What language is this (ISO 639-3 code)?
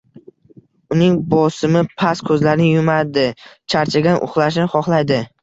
uzb